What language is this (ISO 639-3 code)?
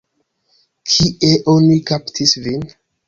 epo